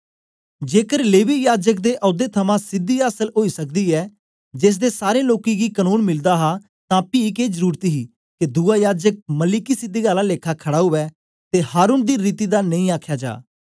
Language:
Dogri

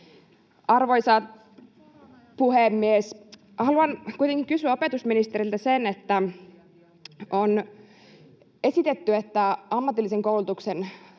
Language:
Finnish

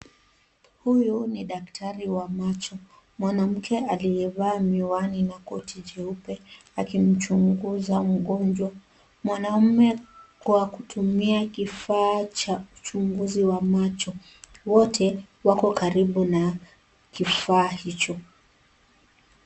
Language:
Swahili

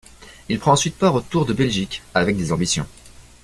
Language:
French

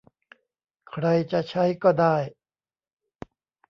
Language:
Thai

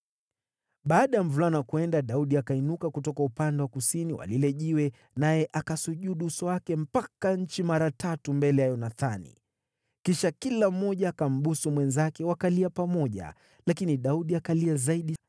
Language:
Swahili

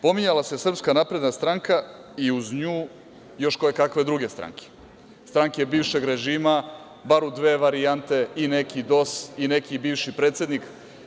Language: Serbian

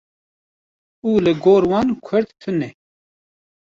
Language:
Kurdish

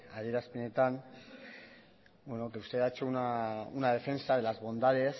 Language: Spanish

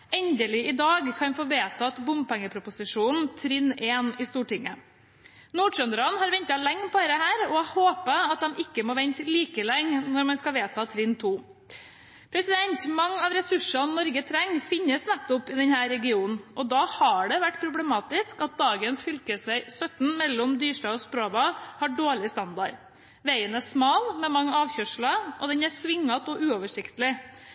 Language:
Norwegian Bokmål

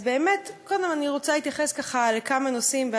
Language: Hebrew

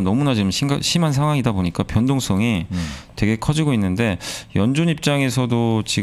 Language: Korean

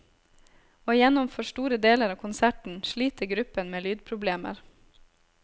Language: Norwegian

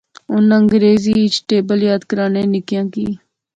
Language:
Pahari-Potwari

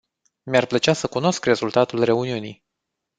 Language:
Romanian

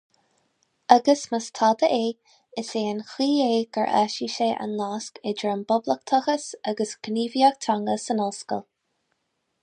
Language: Irish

